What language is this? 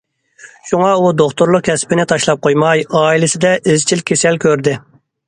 Uyghur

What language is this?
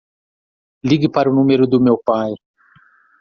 Portuguese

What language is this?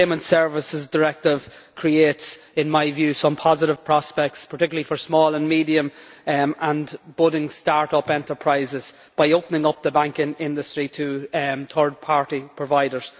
English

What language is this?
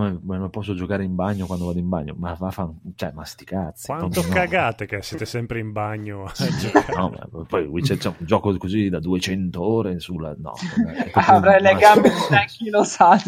Italian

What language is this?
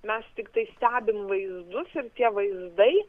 Lithuanian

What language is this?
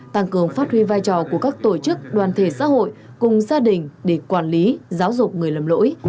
Vietnamese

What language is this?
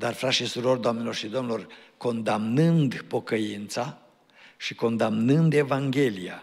Romanian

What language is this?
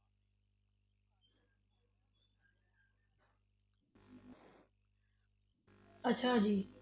Punjabi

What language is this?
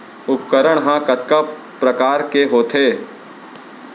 Chhattisgarhi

